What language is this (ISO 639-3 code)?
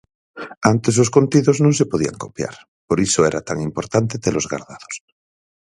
glg